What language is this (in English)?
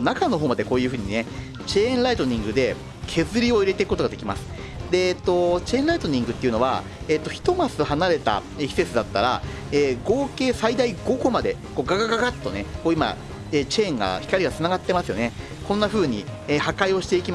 Japanese